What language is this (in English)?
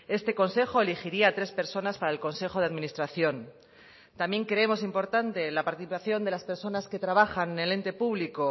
Spanish